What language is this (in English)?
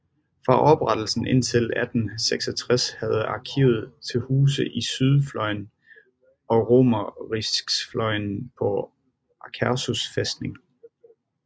Danish